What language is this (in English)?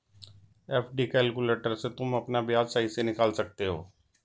Hindi